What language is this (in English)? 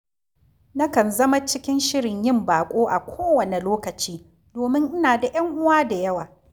Hausa